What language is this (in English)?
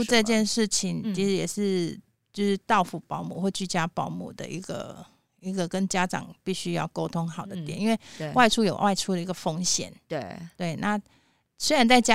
Chinese